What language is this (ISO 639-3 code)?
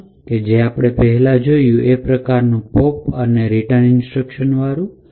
guj